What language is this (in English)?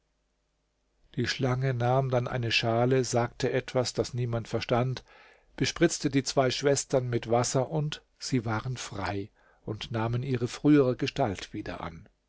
German